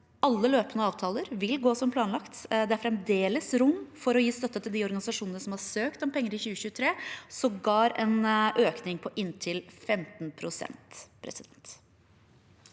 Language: Norwegian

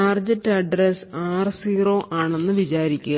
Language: Malayalam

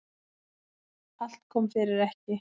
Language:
Icelandic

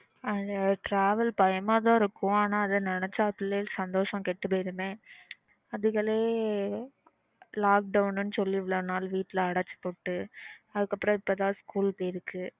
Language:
Tamil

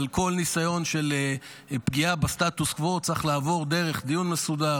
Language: Hebrew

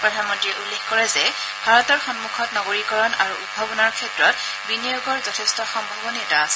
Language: Assamese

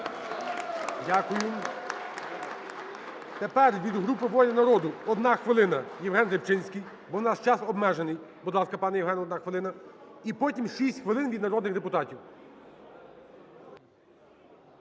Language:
Ukrainian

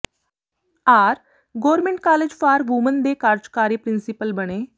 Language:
Punjabi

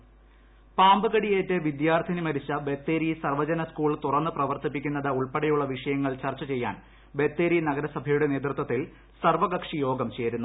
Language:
Malayalam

